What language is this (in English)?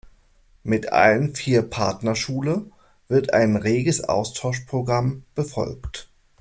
German